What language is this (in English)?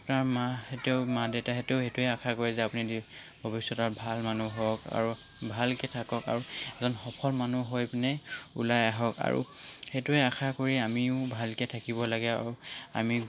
Assamese